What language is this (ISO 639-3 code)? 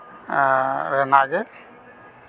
sat